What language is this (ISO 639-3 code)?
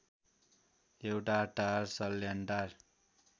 nep